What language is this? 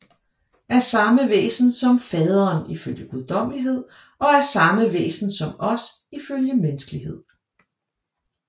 Danish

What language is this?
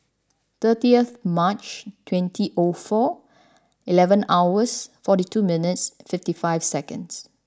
English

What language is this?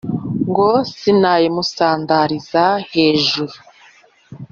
Kinyarwanda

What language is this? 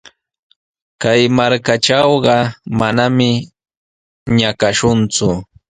Sihuas Ancash Quechua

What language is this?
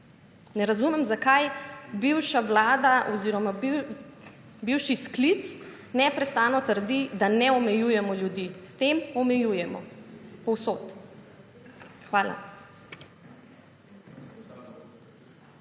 Slovenian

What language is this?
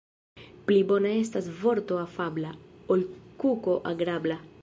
Esperanto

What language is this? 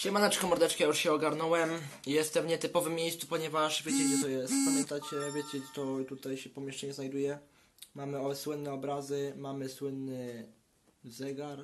Polish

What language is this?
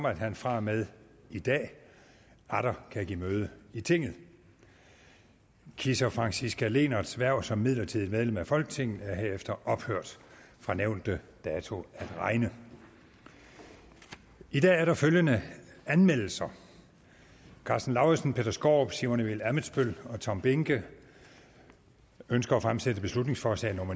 Danish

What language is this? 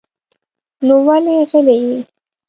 Pashto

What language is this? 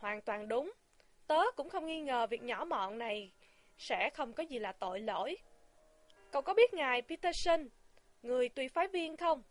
Vietnamese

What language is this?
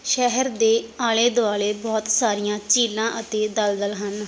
Punjabi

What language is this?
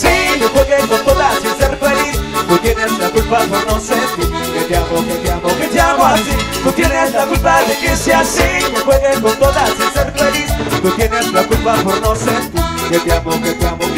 Spanish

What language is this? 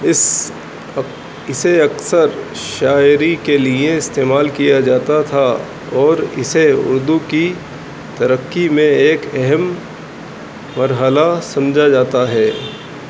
Urdu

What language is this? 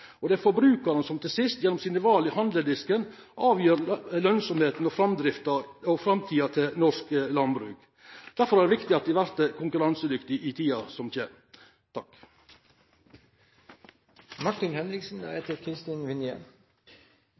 Norwegian Nynorsk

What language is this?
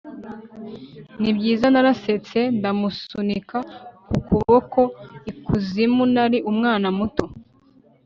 Kinyarwanda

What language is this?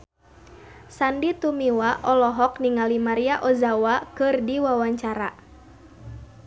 Sundanese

